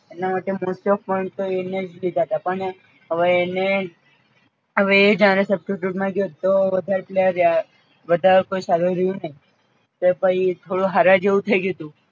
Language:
Gujarati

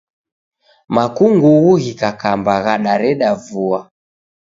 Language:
Taita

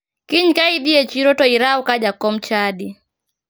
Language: Luo (Kenya and Tanzania)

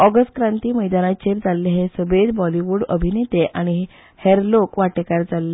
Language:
Konkani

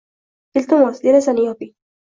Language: Uzbek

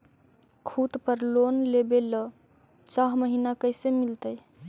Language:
Magahi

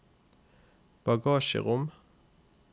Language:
Norwegian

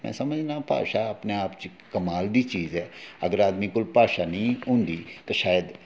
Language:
Dogri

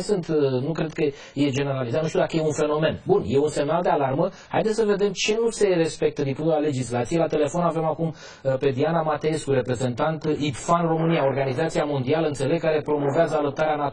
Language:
Romanian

